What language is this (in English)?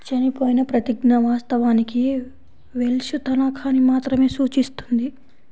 Telugu